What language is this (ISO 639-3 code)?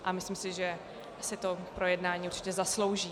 ces